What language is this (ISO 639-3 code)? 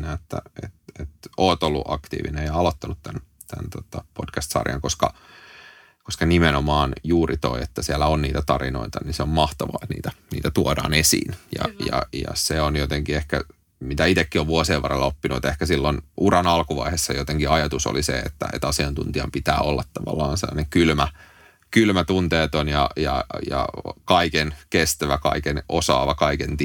fin